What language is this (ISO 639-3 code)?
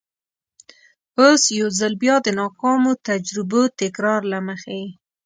pus